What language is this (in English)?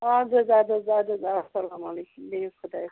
Kashmiri